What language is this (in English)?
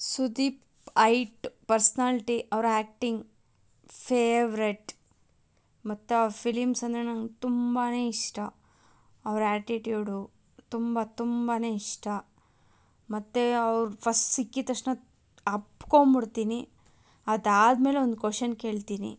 Kannada